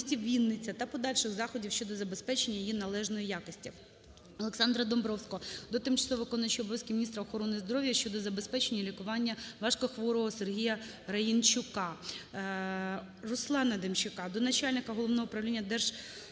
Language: Ukrainian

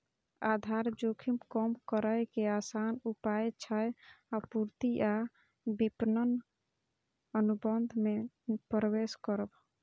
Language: Maithili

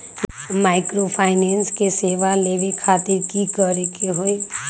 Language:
Magahi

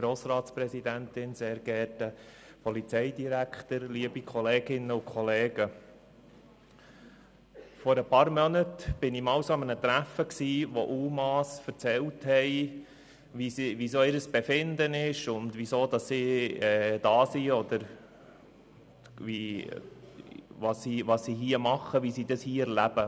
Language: Swiss German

